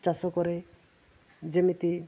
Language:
Odia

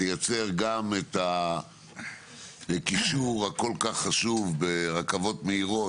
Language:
Hebrew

